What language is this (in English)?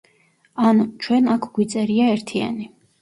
Georgian